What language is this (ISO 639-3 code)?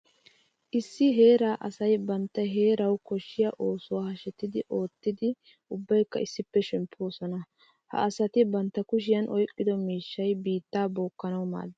wal